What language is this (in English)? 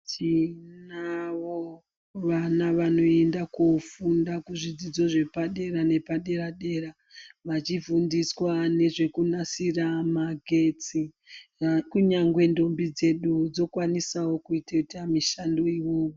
Ndau